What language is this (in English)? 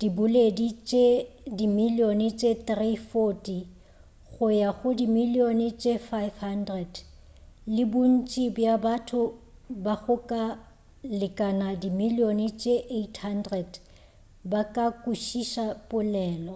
Northern Sotho